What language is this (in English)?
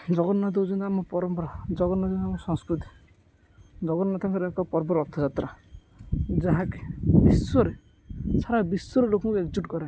Odia